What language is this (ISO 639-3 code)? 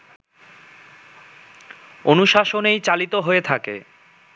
ben